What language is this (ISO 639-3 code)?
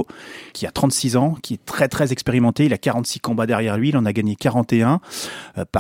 fra